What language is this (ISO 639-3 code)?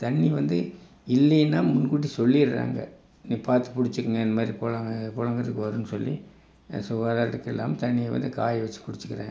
tam